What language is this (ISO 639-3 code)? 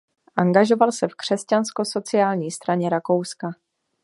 ces